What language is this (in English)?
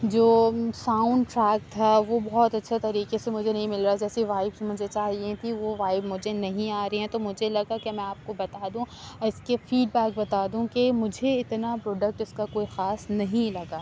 Urdu